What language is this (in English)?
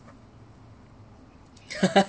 English